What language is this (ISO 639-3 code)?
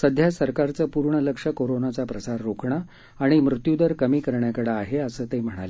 mar